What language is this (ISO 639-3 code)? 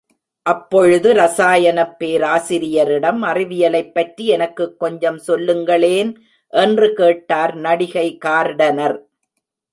tam